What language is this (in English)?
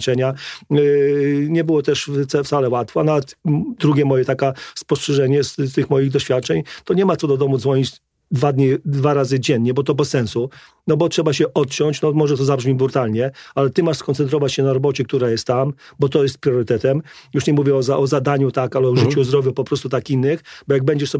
Polish